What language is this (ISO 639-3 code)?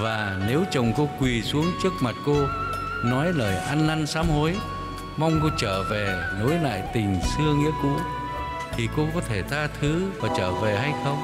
vie